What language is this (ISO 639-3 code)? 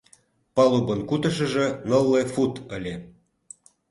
chm